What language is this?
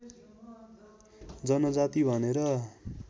Nepali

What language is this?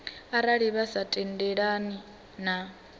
Venda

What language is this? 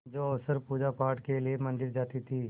Hindi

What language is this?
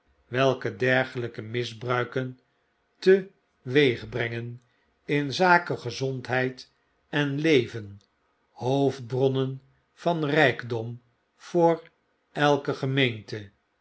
Dutch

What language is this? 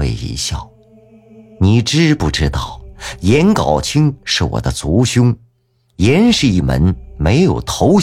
Chinese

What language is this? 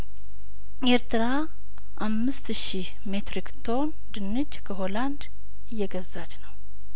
Amharic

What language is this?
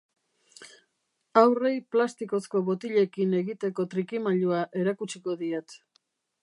Basque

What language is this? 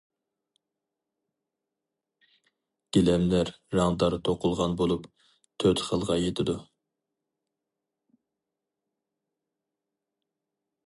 Uyghur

